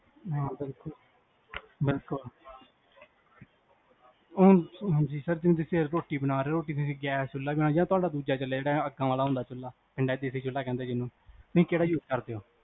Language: Punjabi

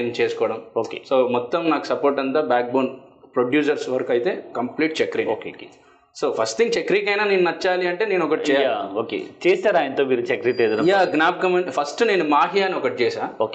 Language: Telugu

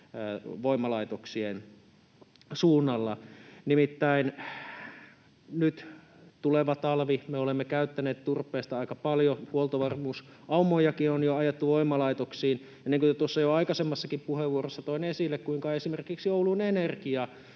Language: Finnish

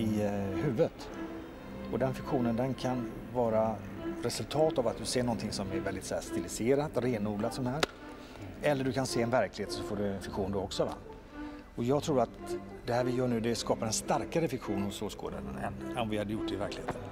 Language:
Swedish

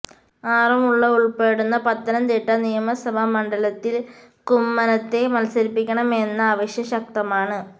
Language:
Malayalam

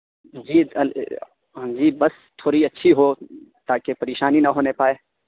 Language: Urdu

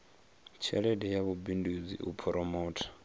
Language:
Venda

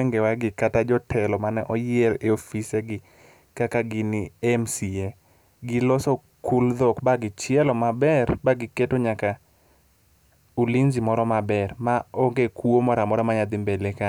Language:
Luo (Kenya and Tanzania)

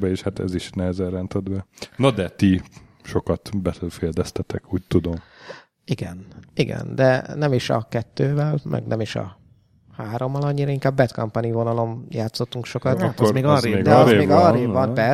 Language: Hungarian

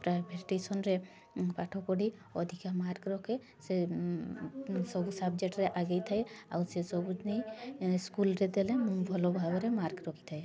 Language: Odia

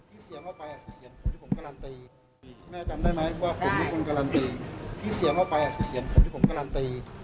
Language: Thai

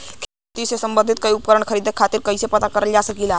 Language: Bhojpuri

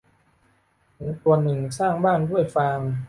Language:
Thai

